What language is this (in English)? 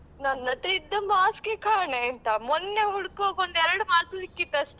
Kannada